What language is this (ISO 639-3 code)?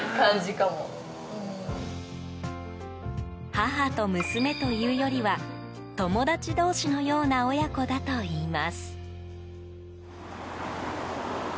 jpn